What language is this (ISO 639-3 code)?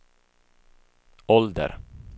swe